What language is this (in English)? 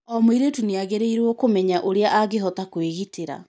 Kikuyu